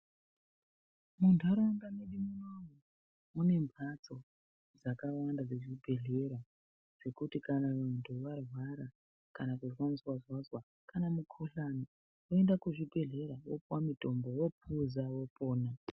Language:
Ndau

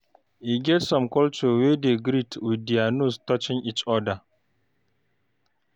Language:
Nigerian Pidgin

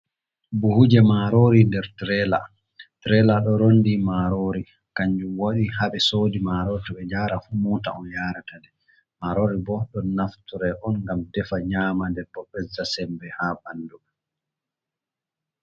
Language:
Fula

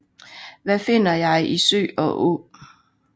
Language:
Danish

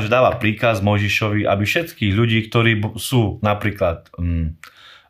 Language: Slovak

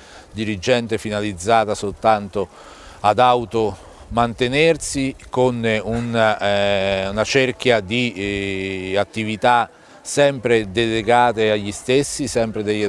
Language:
Italian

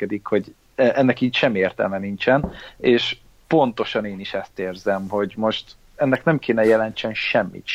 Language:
Hungarian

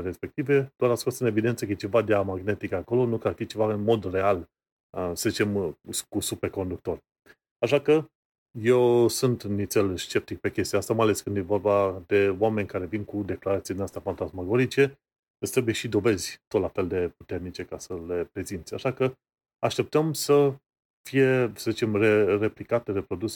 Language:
Romanian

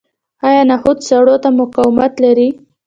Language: Pashto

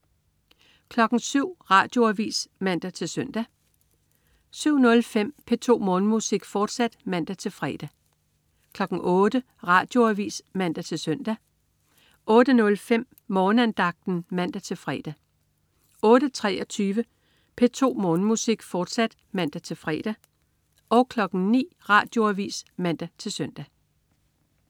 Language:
Danish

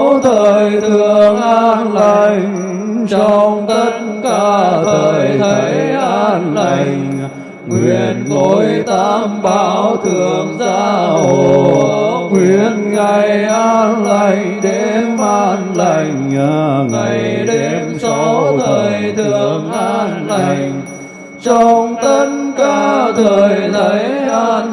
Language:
Vietnamese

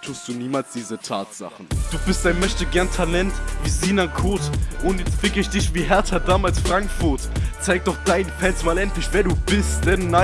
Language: German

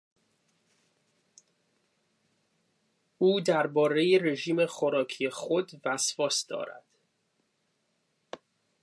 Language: Persian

